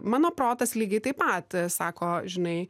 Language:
Lithuanian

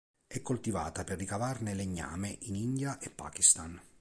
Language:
Italian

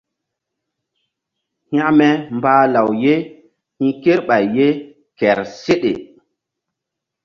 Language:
Mbum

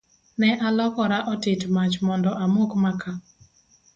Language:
Luo (Kenya and Tanzania)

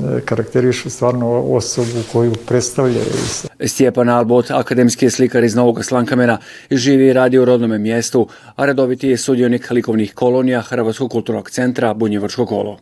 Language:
Croatian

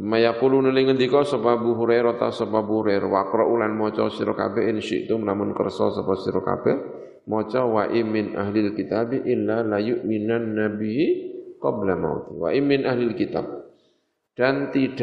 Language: Indonesian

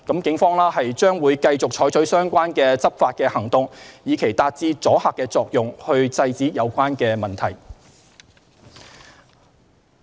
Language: Cantonese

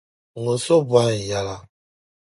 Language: Dagbani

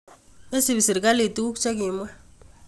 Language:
Kalenjin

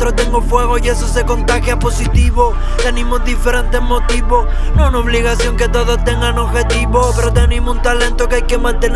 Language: Spanish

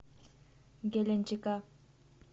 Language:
Russian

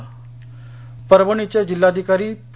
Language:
Marathi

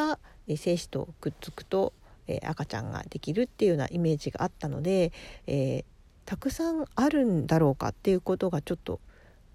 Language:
Japanese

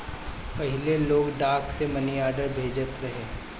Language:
Bhojpuri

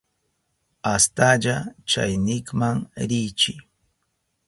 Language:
Southern Pastaza Quechua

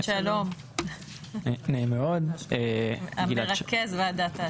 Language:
Hebrew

